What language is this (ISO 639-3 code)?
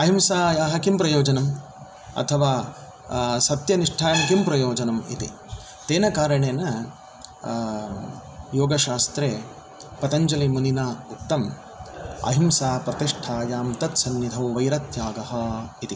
san